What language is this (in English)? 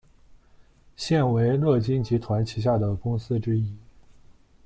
Chinese